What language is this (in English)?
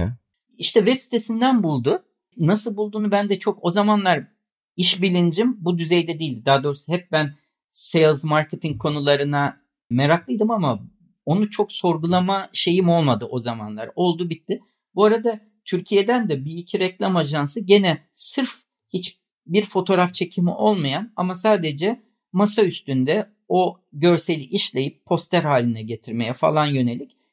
Turkish